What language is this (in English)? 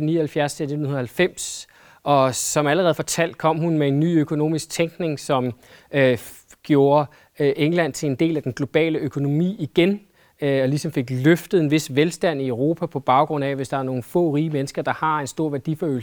Danish